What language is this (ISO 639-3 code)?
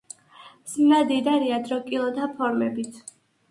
kat